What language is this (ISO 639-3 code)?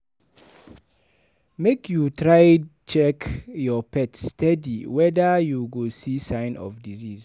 pcm